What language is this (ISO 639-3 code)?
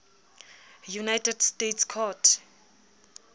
sot